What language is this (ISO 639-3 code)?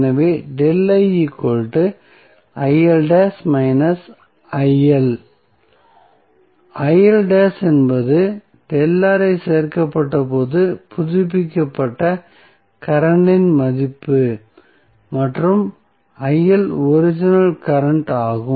tam